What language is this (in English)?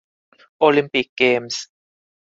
Thai